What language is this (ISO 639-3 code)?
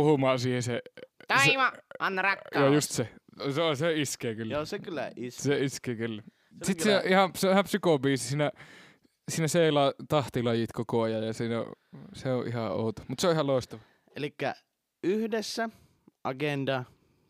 fin